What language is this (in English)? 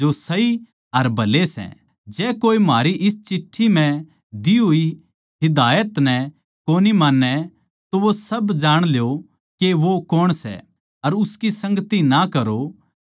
Haryanvi